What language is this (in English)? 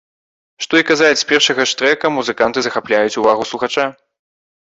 Belarusian